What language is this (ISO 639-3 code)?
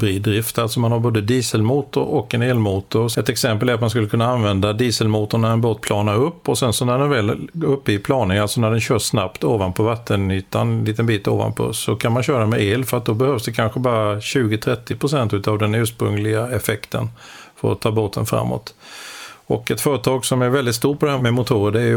swe